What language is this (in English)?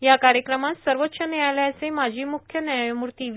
Marathi